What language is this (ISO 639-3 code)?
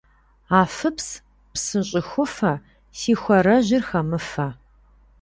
kbd